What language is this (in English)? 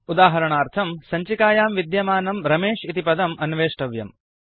Sanskrit